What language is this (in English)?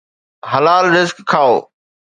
Sindhi